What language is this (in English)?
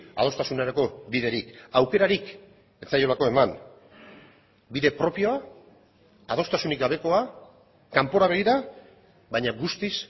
Basque